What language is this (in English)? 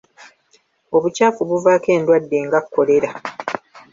Ganda